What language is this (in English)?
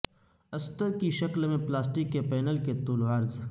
Urdu